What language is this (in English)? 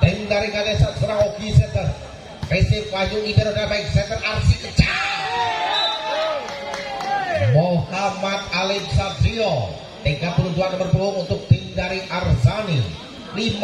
Indonesian